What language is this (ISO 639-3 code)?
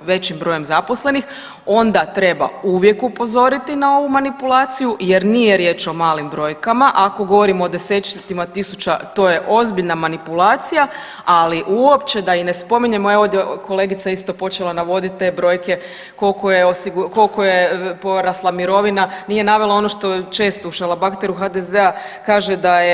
hrv